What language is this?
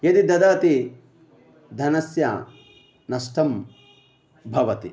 Sanskrit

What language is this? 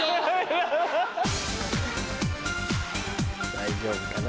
Japanese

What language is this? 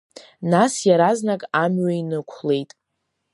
Abkhazian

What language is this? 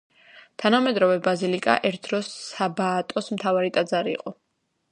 Georgian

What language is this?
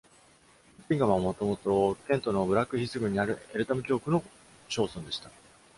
Japanese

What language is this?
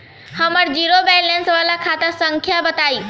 Bhojpuri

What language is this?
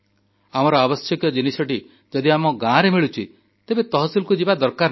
Odia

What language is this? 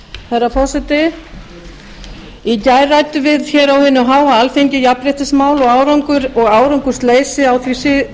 Icelandic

